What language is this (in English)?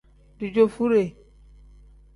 Tem